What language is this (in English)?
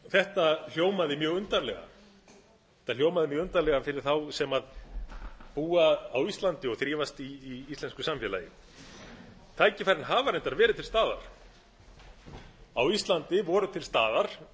Icelandic